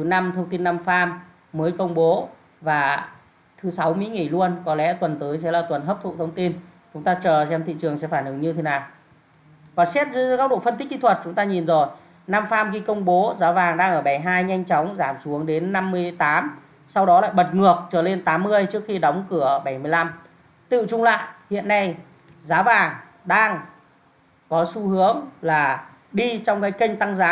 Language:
Vietnamese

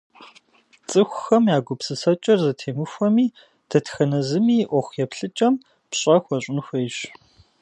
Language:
Kabardian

